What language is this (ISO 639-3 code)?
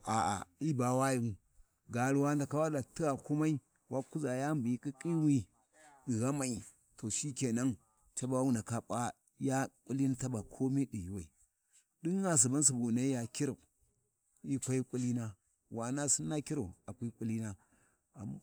wji